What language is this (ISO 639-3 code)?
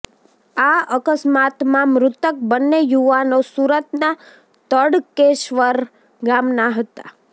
guj